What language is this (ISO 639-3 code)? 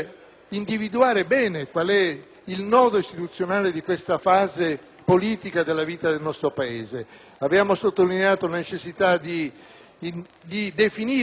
ita